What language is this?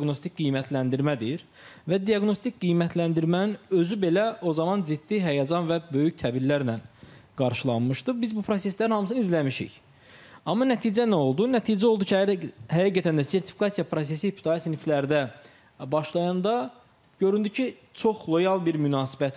Turkish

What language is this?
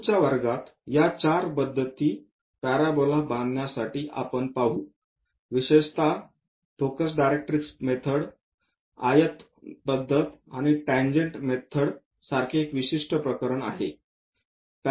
Marathi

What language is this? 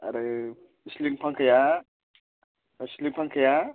Bodo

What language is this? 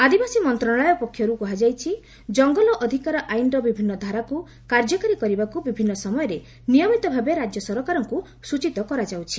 Odia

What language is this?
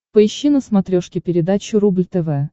Russian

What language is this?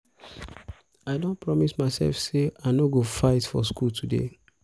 Nigerian Pidgin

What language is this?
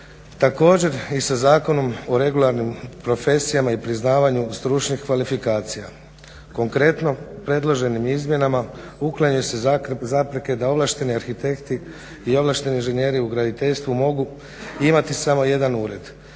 Croatian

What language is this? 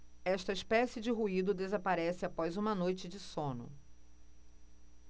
Portuguese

